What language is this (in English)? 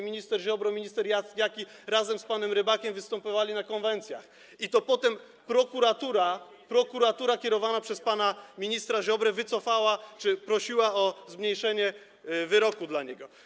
Polish